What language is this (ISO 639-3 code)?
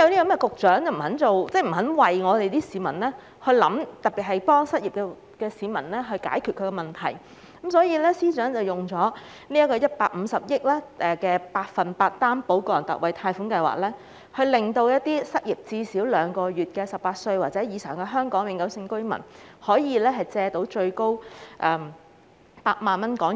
yue